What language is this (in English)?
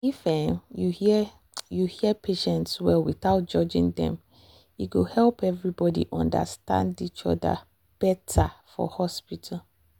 Nigerian Pidgin